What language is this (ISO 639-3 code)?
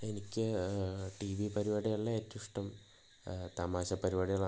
mal